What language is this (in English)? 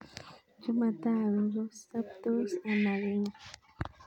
Kalenjin